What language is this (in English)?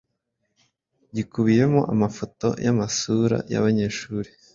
Kinyarwanda